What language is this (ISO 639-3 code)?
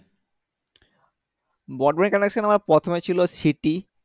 ben